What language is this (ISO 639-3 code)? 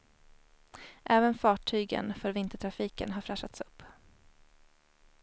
swe